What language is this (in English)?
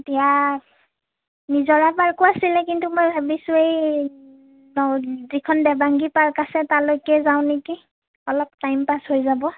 Assamese